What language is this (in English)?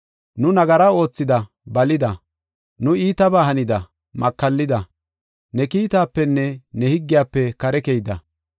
Gofa